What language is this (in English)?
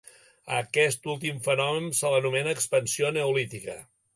Catalan